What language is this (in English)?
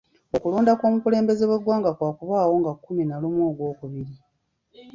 Ganda